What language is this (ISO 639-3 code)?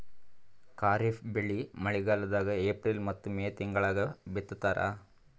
kan